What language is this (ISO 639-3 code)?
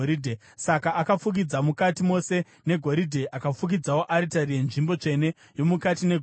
sna